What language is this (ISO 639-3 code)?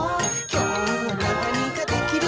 jpn